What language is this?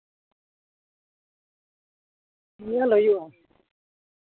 Santali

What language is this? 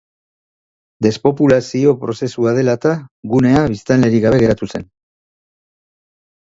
Basque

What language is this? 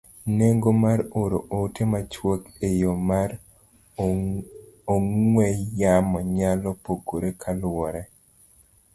Luo (Kenya and Tanzania)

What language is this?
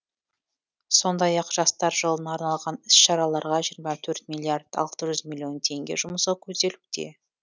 Kazakh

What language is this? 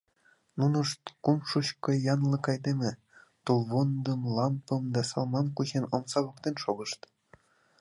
Mari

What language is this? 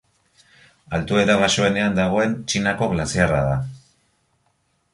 Basque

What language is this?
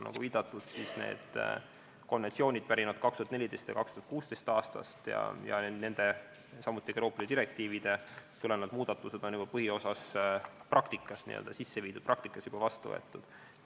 Estonian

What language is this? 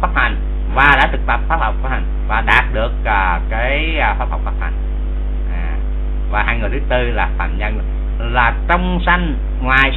Vietnamese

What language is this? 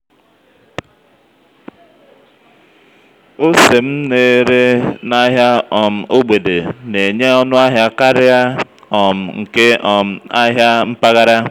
Igbo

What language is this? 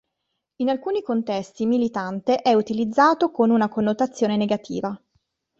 Italian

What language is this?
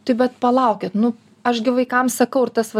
Lithuanian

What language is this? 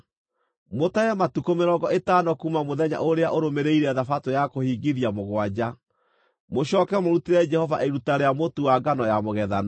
Kikuyu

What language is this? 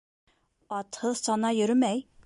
Bashkir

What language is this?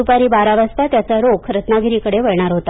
Marathi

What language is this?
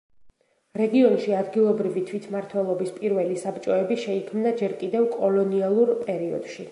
Georgian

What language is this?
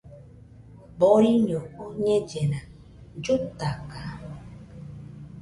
Nüpode Huitoto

